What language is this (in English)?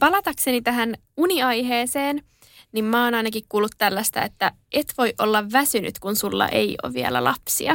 Finnish